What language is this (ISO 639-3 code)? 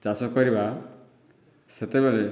ori